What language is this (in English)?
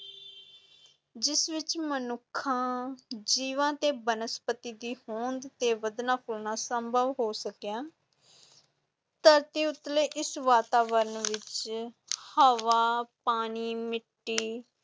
Punjabi